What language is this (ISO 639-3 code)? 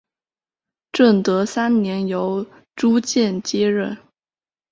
zho